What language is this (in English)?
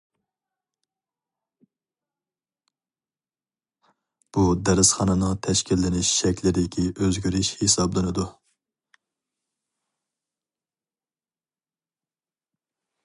Uyghur